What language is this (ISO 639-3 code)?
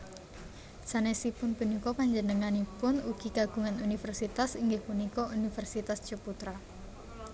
jav